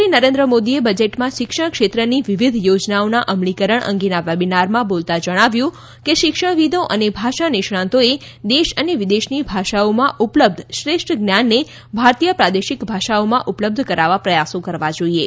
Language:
Gujarati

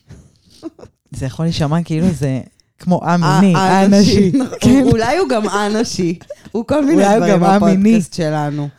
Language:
Hebrew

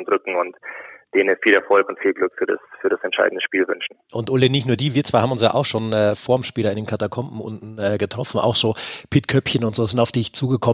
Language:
German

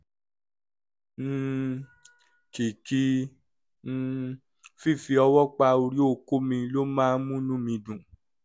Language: Yoruba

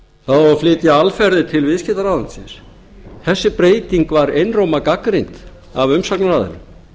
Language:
Icelandic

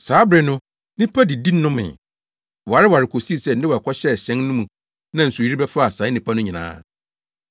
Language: Akan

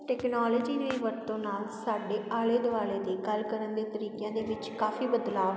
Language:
Punjabi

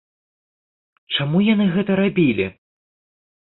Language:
Belarusian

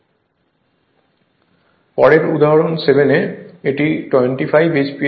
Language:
Bangla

